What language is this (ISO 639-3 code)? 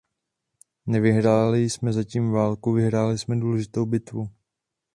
ces